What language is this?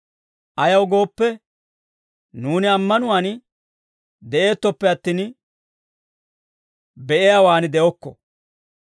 Dawro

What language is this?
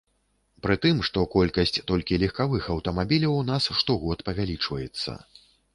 Belarusian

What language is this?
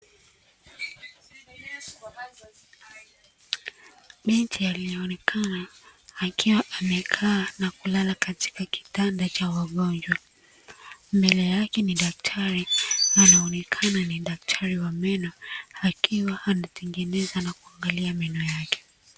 Swahili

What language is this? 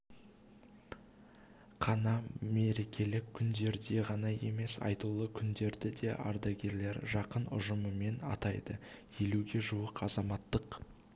Kazakh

